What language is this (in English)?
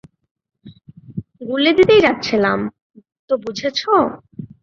Bangla